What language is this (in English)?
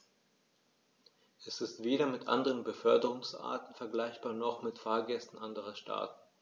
German